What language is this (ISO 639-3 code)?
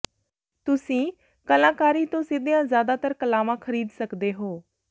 pan